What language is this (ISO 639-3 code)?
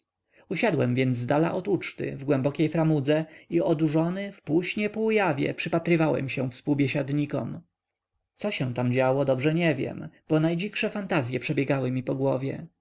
pol